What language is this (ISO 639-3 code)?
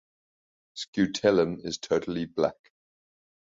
eng